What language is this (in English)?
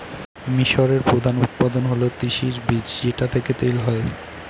Bangla